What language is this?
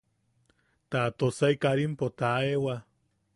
Yaqui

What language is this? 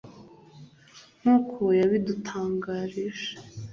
Kinyarwanda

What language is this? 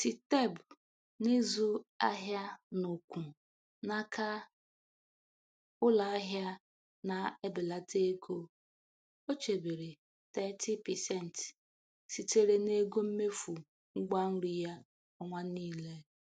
Igbo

